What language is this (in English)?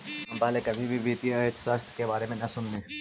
Magahi